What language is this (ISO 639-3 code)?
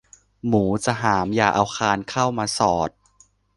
tha